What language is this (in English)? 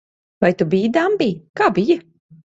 Latvian